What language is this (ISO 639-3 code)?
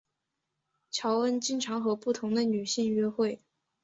zho